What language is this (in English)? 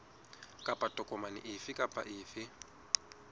Southern Sotho